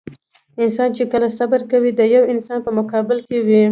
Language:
Pashto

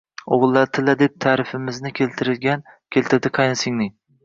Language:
Uzbek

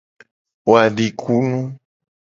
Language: Gen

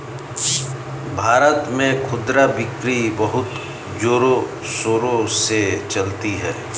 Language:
Hindi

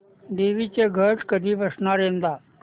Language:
Marathi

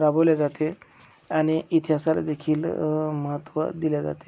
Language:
Marathi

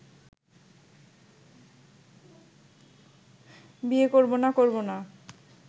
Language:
Bangla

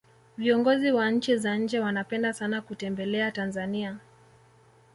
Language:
Swahili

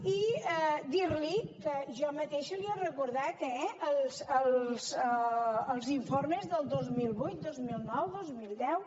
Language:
Catalan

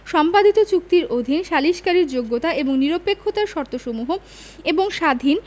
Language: Bangla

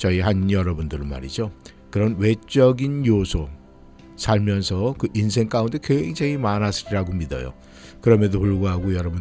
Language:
Korean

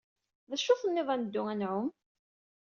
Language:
Kabyle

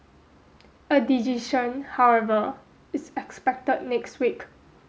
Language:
English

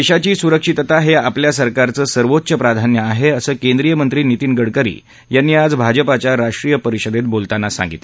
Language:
Marathi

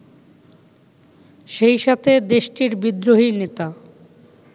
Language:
Bangla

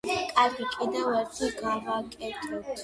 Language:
Georgian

